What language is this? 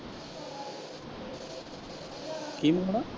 Punjabi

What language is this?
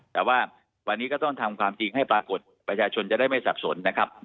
Thai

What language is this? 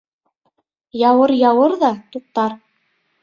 Bashkir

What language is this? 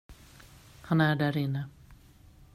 Swedish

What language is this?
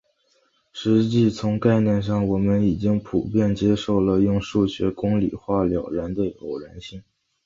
Chinese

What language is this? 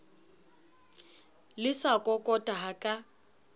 Southern Sotho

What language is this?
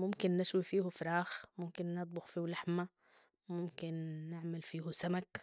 Sudanese Arabic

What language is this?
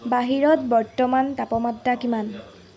Assamese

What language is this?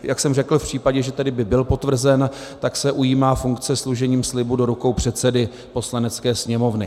Czech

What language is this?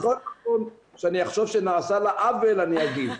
Hebrew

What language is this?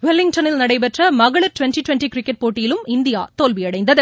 Tamil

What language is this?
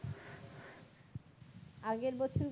Bangla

